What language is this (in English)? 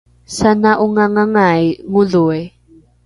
Rukai